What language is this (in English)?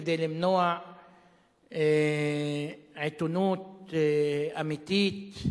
Hebrew